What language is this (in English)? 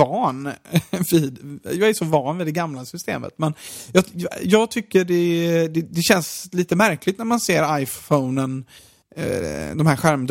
Swedish